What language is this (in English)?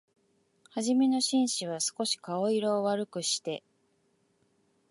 Japanese